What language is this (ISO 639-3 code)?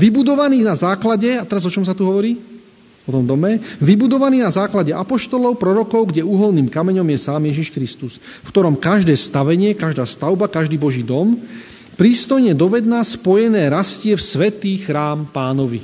slk